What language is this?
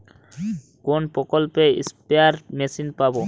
Bangla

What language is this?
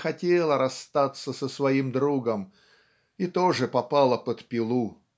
Russian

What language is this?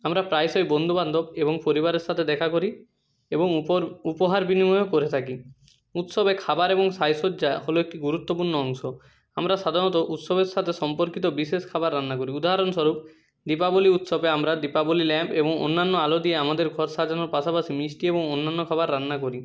Bangla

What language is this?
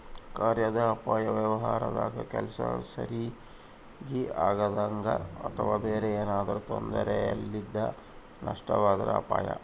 Kannada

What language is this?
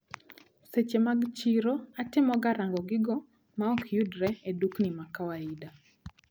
Luo (Kenya and Tanzania)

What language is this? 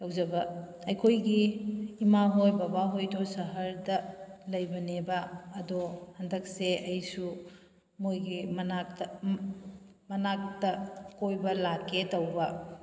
Manipuri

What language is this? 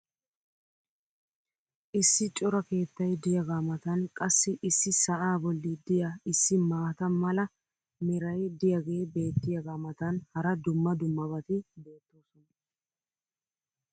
Wolaytta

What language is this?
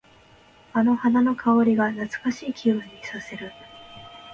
Japanese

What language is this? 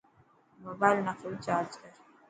Dhatki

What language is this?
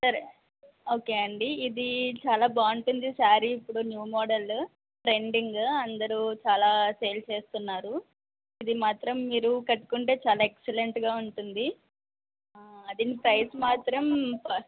Telugu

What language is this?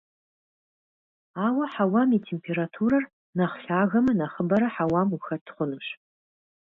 Kabardian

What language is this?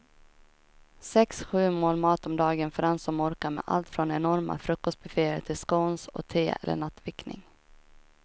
Swedish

